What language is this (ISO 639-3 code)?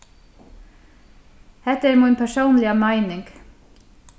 fao